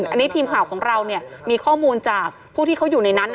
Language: Thai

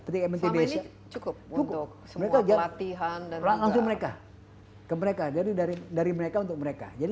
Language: Indonesian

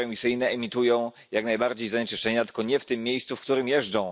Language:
Polish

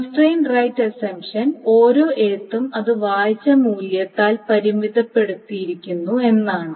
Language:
Malayalam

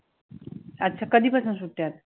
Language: Marathi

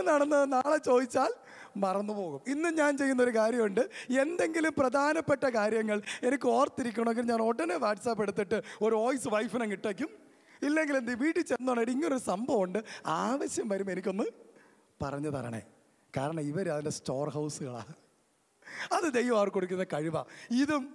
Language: Malayalam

